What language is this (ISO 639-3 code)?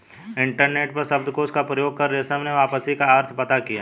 hin